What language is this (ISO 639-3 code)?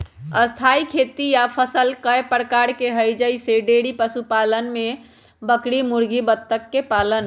mag